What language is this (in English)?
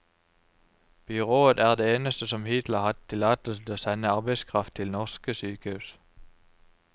Norwegian